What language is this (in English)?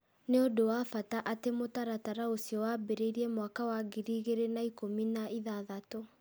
Kikuyu